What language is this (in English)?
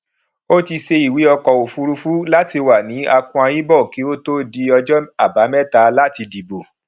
Yoruba